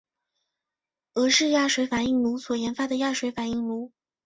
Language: Chinese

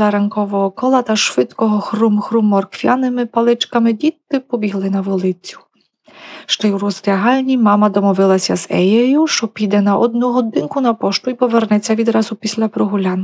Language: Ukrainian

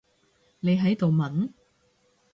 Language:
Cantonese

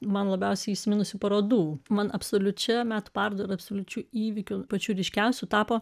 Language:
Lithuanian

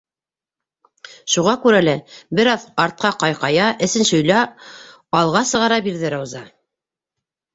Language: Bashkir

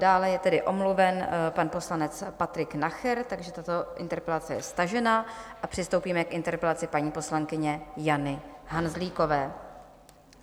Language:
Czech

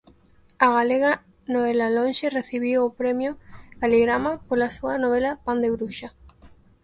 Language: Galician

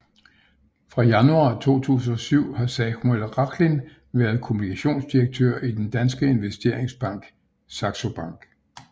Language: Danish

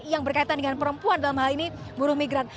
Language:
Indonesian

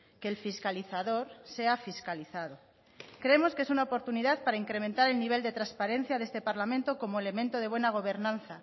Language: Spanish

